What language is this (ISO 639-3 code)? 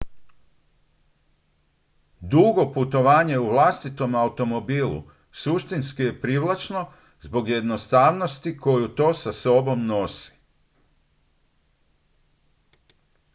hrv